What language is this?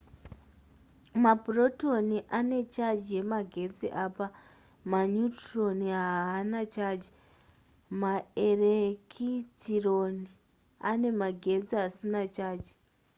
Shona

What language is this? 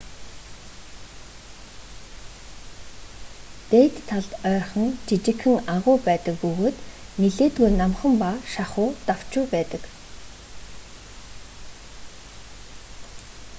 Mongolian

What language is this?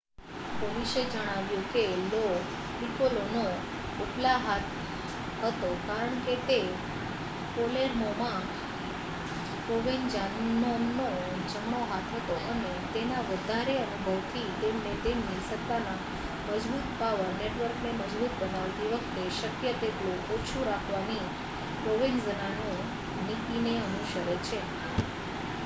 Gujarati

